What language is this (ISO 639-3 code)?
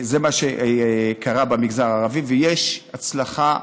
heb